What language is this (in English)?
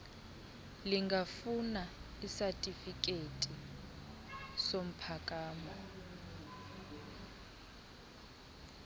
Xhosa